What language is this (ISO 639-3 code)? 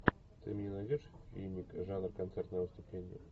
rus